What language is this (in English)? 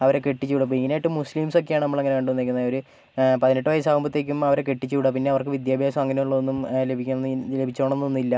Malayalam